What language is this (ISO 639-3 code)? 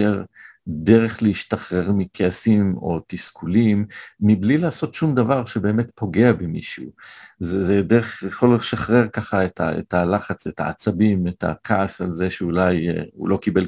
heb